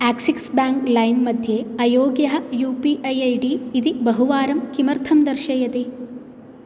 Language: Sanskrit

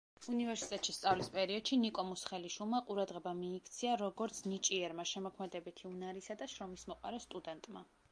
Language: Georgian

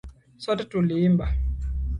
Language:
Swahili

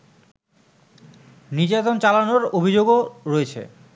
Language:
Bangla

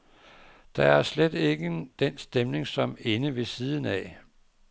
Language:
Danish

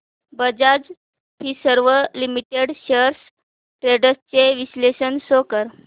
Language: Marathi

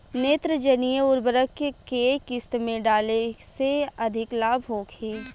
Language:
Bhojpuri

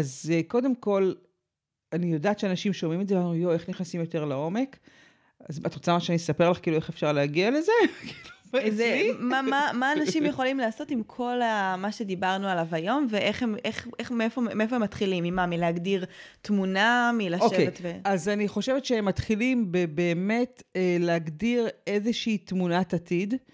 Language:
Hebrew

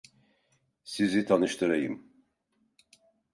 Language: Turkish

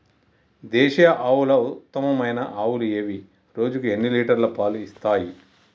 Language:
Telugu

